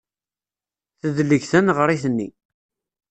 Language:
Kabyle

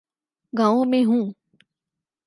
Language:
Urdu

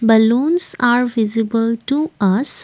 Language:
English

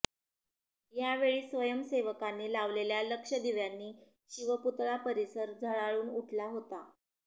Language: Marathi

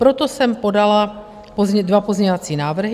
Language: Czech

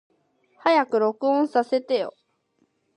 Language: Japanese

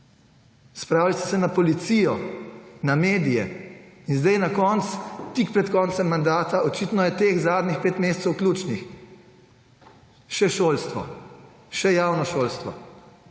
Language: Slovenian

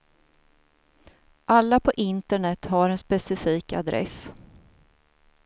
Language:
Swedish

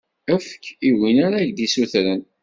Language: Kabyle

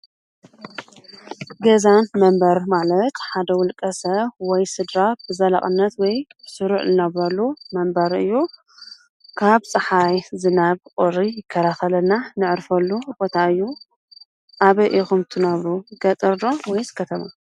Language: Tigrinya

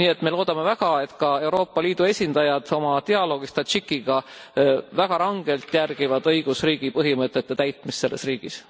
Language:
Estonian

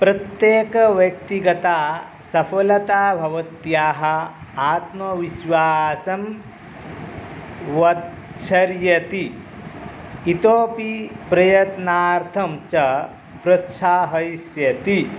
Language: Sanskrit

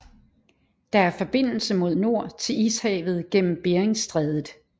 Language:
Danish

